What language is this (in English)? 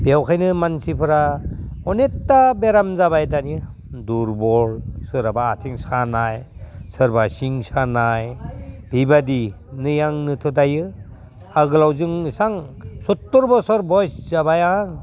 Bodo